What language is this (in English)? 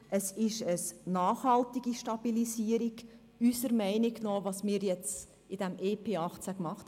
Swiss German